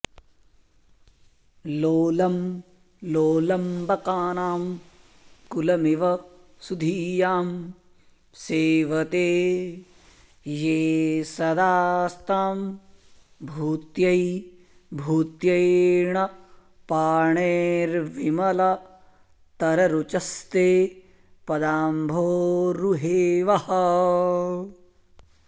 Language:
Sanskrit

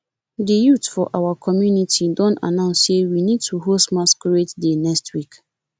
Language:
Nigerian Pidgin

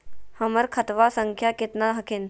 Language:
Magahi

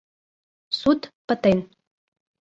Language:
Mari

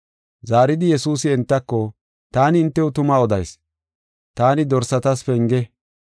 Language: Gofa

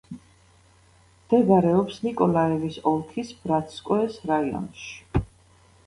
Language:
Georgian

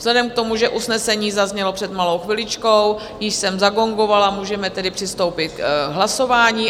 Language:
Czech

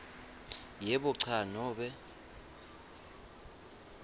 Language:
Swati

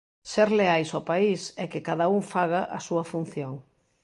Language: Galician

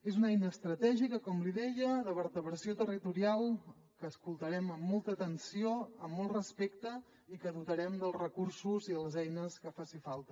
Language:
Catalan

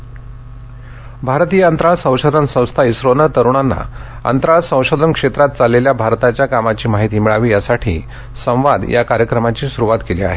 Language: Marathi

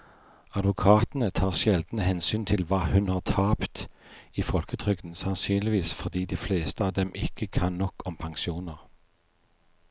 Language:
Norwegian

